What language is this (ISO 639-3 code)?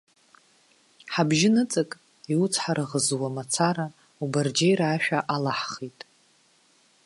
abk